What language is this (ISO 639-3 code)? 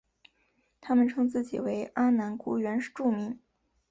zho